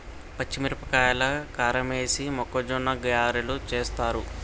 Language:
Telugu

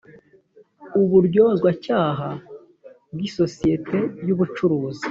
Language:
Kinyarwanda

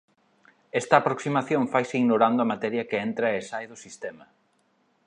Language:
Galician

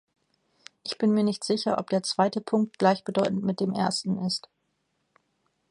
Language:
German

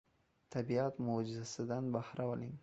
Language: Uzbek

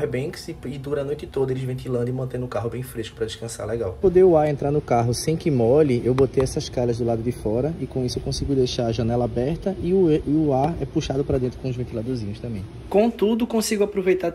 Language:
Portuguese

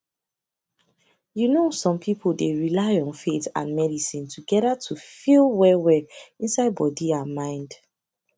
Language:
Nigerian Pidgin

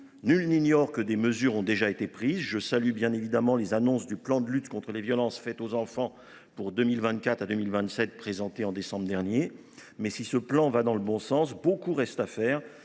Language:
French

